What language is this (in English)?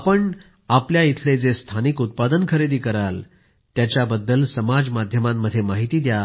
Marathi